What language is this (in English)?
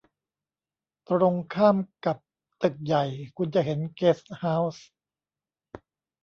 Thai